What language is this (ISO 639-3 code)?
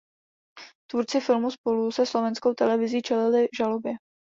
ces